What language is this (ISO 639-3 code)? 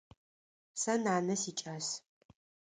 ady